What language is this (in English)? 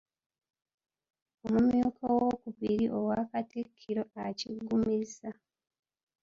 Ganda